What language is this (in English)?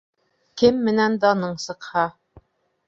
Bashkir